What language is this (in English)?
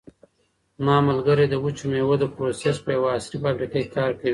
Pashto